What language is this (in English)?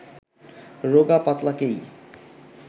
Bangla